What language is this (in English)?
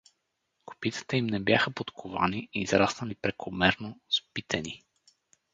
Bulgarian